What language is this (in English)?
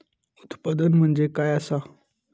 Marathi